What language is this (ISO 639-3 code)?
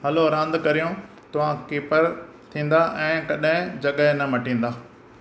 snd